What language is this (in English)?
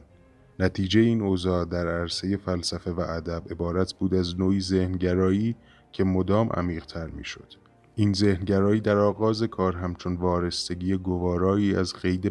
Persian